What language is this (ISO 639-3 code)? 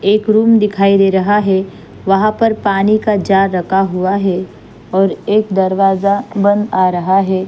hin